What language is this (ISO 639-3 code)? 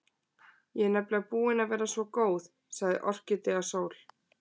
isl